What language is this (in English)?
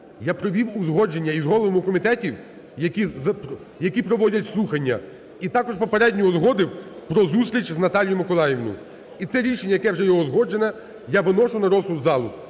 Ukrainian